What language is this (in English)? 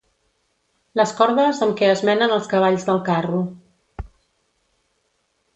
Catalan